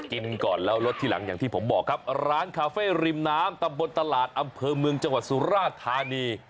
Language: Thai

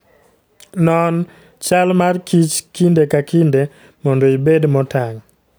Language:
Luo (Kenya and Tanzania)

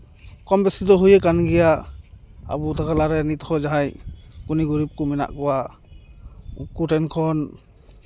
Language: Santali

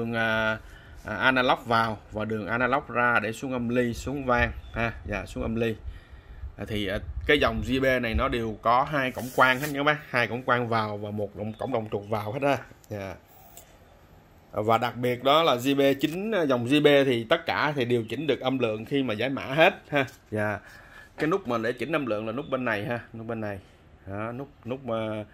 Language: Vietnamese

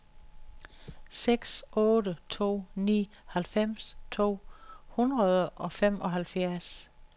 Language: Danish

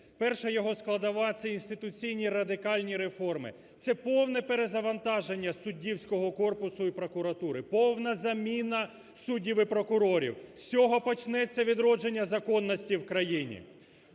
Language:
Ukrainian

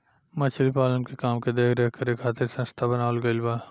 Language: Bhojpuri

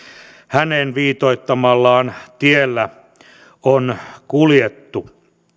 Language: Finnish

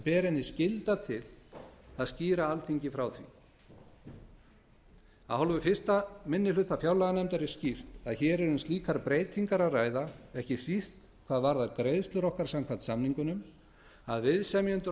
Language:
Icelandic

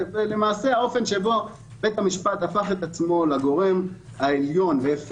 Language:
Hebrew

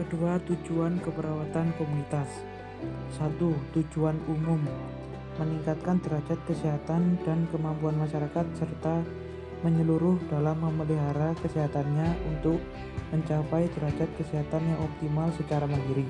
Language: Indonesian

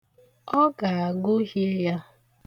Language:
Igbo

